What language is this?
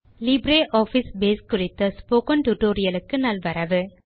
Tamil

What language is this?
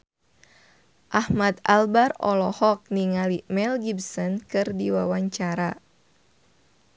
Sundanese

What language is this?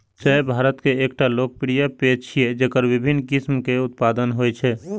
Maithili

